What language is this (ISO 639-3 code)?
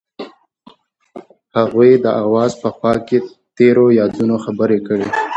pus